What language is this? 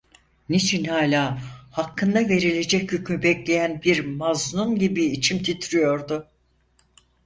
Turkish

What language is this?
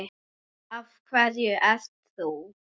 Icelandic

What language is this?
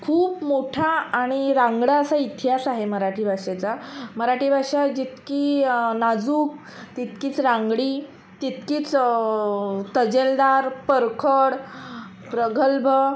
Marathi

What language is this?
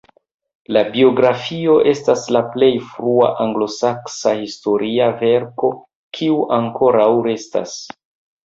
Esperanto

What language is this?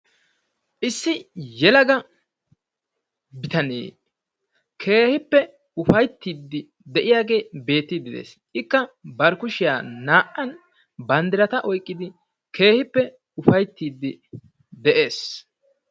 Wolaytta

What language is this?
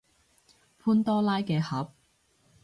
Cantonese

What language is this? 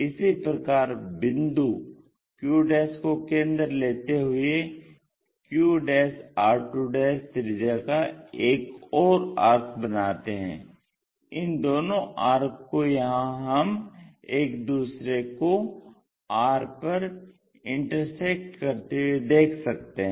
Hindi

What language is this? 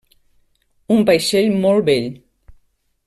Catalan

